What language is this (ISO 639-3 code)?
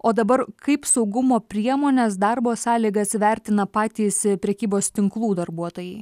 lit